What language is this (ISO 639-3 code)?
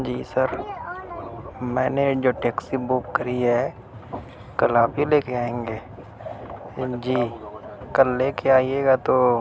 urd